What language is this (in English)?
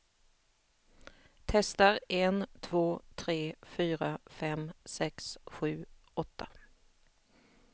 Swedish